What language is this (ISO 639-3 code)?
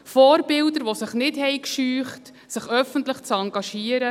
gsw